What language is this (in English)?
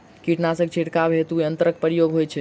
Maithili